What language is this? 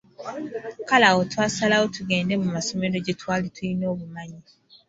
Ganda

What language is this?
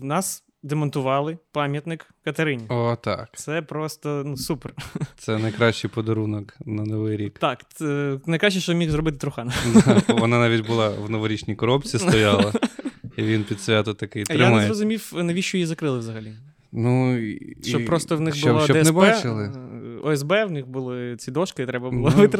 Ukrainian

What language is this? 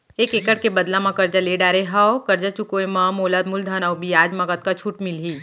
Chhattisgarhi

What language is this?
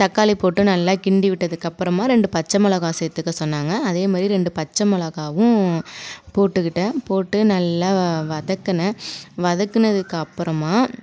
Tamil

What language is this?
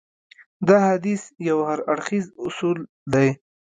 Pashto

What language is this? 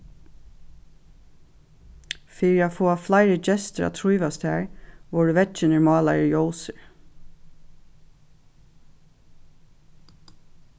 Faroese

